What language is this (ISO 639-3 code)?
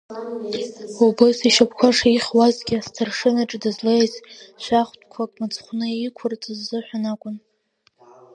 abk